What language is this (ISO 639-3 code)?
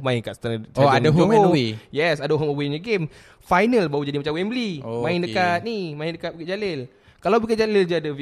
msa